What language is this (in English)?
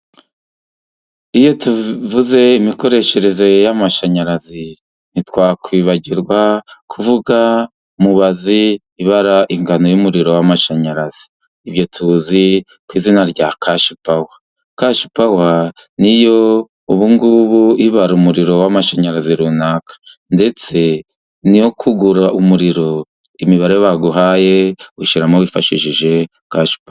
Kinyarwanda